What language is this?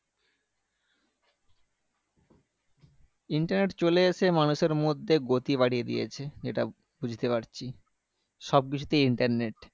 Bangla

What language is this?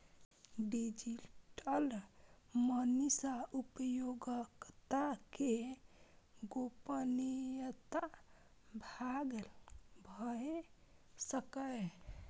Maithili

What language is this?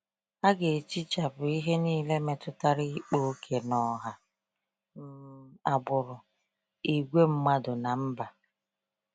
Igbo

